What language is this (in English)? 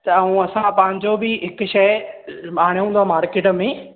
Sindhi